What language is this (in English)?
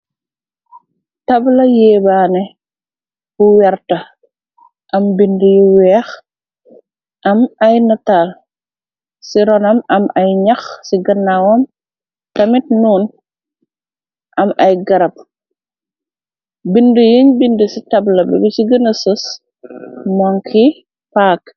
Wolof